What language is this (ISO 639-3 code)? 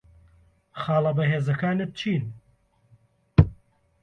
ckb